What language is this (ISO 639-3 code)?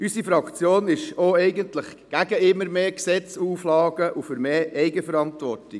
gsw